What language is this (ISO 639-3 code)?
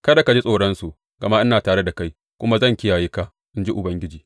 hau